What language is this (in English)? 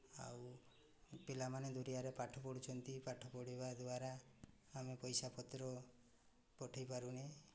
Odia